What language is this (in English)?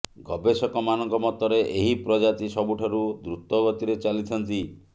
Odia